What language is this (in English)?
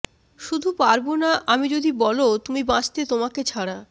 Bangla